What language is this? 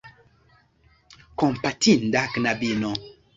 Esperanto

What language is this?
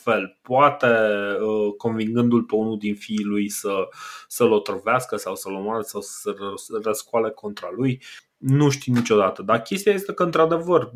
Romanian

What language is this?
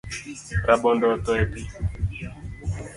Luo (Kenya and Tanzania)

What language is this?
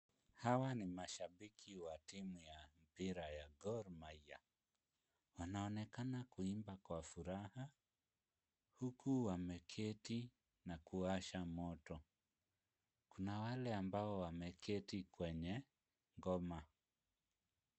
Swahili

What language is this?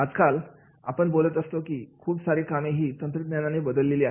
Marathi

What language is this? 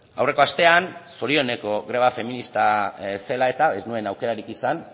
Basque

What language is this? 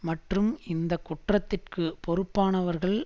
Tamil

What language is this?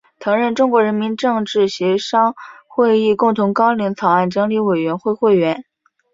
Chinese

